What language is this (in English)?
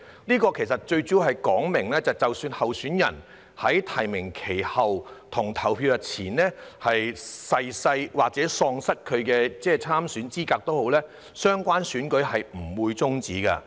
Cantonese